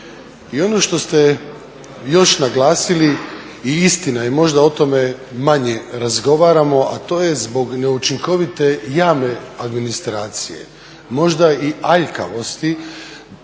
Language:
Croatian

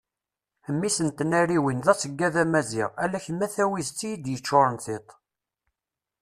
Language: Kabyle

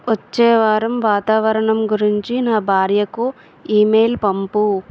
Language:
Telugu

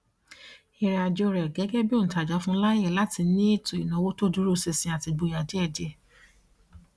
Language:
Yoruba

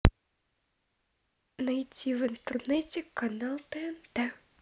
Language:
Russian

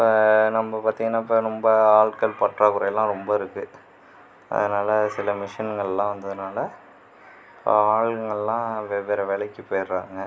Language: Tamil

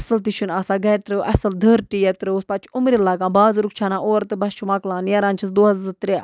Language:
Kashmiri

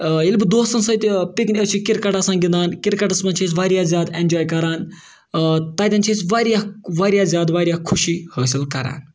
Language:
Kashmiri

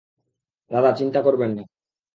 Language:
Bangla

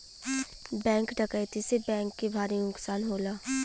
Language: Bhojpuri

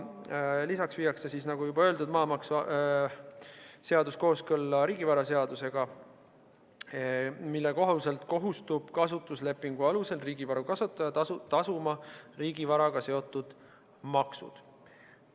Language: Estonian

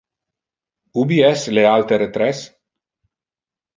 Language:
Interlingua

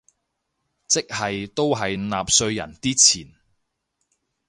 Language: Cantonese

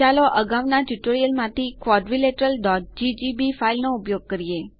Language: Gujarati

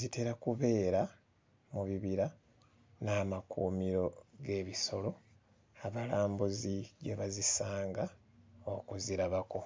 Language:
Ganda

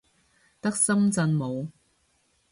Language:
Cantonese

